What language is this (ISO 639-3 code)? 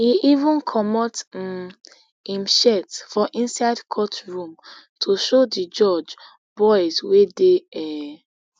pcm